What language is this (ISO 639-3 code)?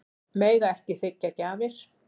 isl